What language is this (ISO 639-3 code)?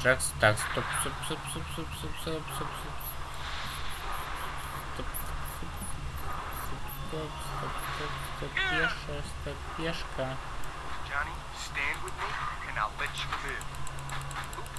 rus